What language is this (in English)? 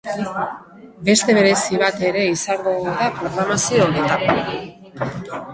Basque